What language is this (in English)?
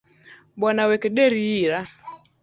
Luo (Kenya and Tanzania)